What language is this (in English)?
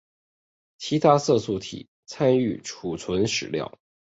Chinese